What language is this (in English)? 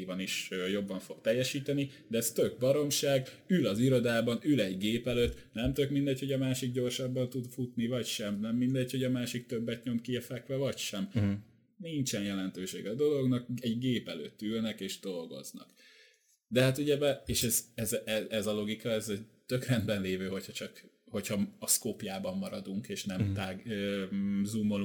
Hungarian